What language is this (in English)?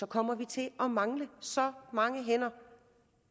Danish